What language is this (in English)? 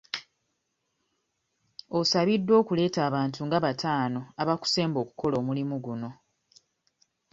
Ganda